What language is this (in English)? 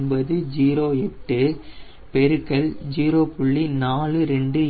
Tamil